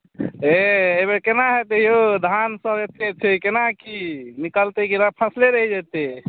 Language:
Maithili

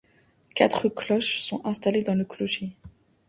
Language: French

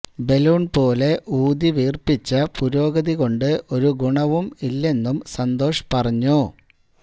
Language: Malayalam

